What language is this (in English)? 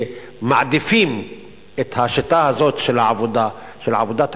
Hebrew